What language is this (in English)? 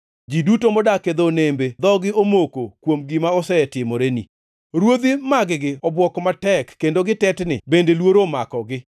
Luo (Kenya and Tanzania)